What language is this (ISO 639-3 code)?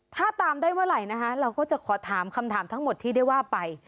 tha